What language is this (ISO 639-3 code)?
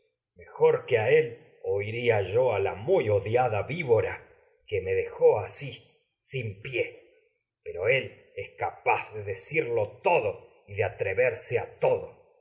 spa